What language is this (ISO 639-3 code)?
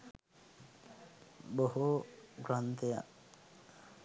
sin